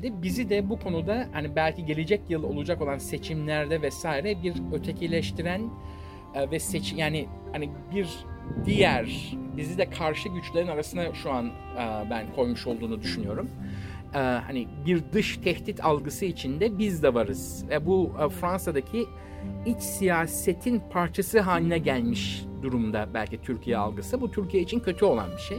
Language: Turkish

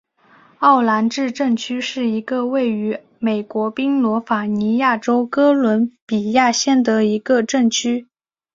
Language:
Chinese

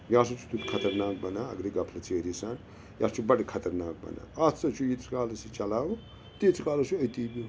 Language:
Kashmiri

